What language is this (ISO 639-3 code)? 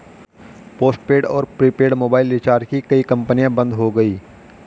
hin